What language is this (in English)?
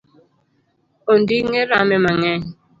Luo (Kenya and Tanzania)